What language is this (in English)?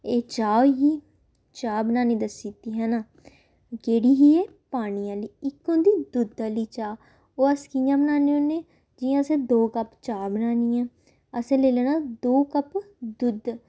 Dogri